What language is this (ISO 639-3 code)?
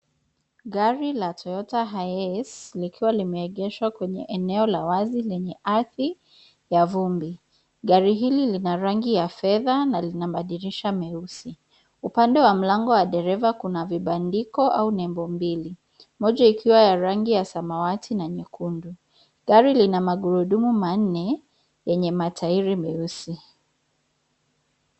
swa